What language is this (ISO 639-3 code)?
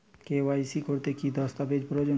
ben